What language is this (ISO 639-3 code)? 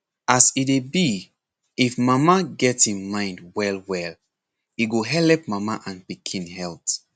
pcm